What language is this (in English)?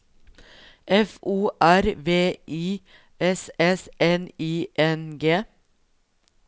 Norwegian